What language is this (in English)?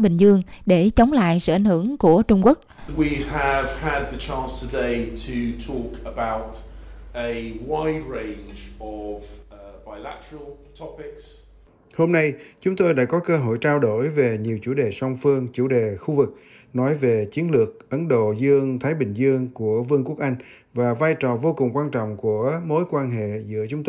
Vietnamese